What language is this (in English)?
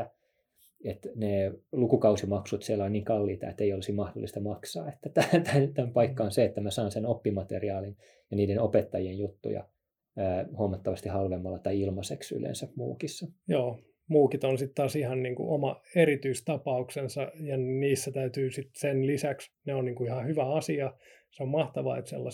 Finnish